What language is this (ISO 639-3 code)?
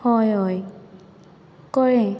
kok